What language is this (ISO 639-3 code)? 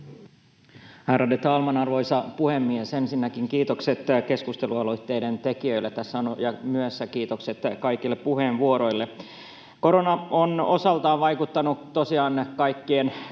fin